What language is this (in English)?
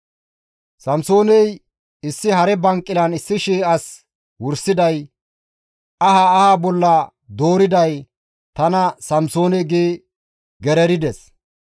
Gamo